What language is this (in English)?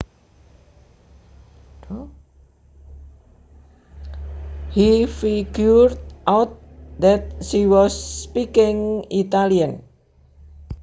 Javanese